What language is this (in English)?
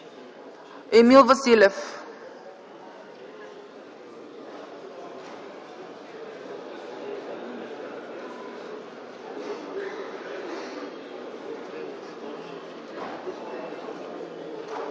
Bulgarian